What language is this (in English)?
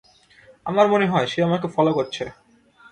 Bangla